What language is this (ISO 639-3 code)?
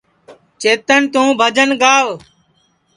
ssi